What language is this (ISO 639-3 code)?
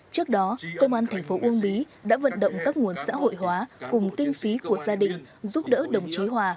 vie